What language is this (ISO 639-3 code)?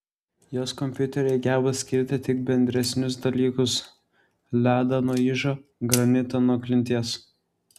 lit